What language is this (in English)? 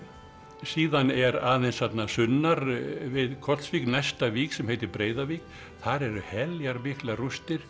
Icelandic